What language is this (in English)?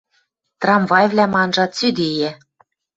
Western Mari